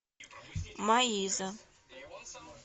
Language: Russian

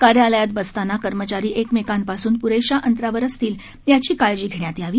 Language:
Marathi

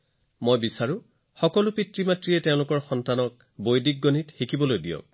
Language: Assamese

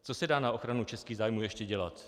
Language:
Czech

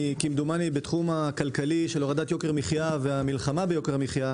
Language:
Hebrew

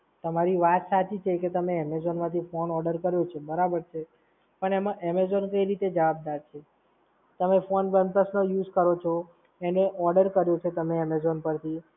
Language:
Gujarati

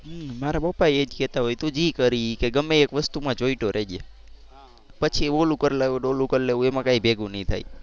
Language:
Gujarati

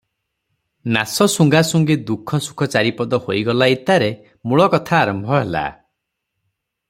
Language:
Odia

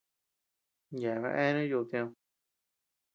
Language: Tepeuxila Cuicatec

